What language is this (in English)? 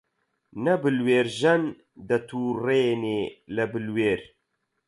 Central Kurdish